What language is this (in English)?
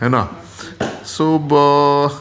Marathi